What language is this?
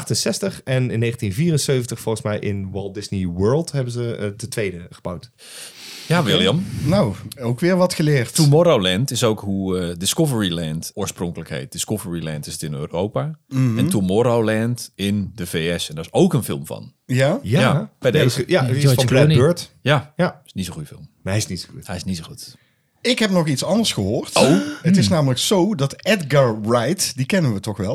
Dutch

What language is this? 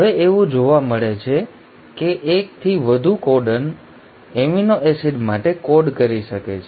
Gujarati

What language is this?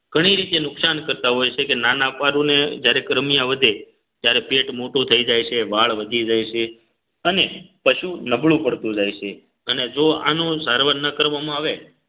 Gujarati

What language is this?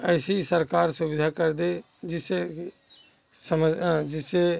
Hindi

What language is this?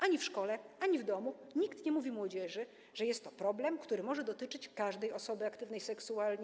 Polish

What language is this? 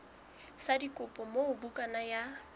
Southern Sotho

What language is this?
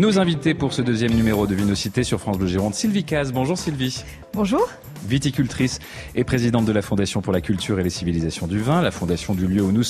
French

